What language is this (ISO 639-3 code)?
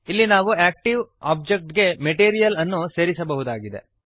kan